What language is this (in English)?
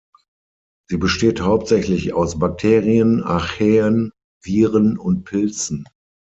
German